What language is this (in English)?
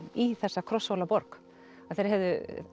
Icelandic